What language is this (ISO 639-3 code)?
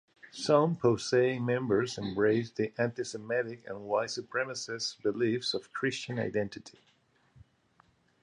eng